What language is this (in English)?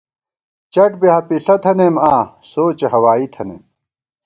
Gawar-Bati